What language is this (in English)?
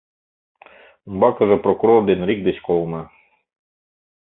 Mari